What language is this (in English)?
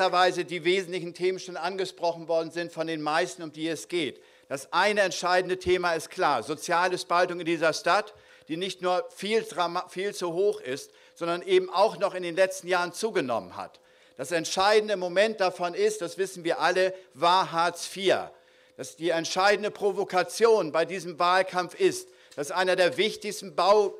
German